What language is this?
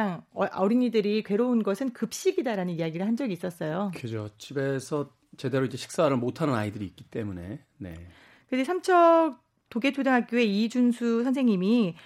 Korean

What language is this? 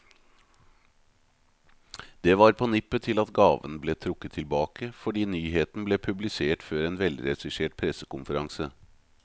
Norwegian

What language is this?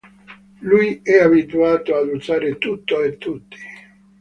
Italian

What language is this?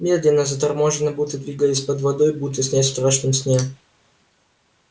Russian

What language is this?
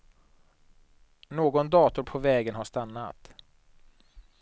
Swedish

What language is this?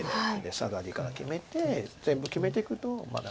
Japanese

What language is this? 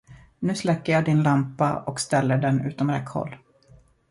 Swedish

